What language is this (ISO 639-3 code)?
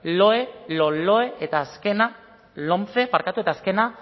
eus